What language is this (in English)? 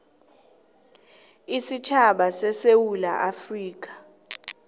South Ndebele